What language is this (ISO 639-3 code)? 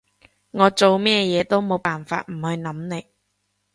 yue